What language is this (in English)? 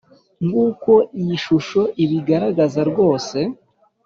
Kinyarwanda